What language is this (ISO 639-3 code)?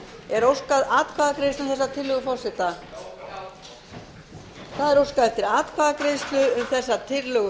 isl